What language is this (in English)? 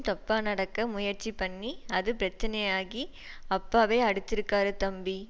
Tamil